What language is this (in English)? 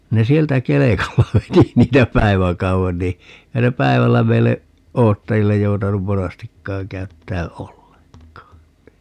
Finnish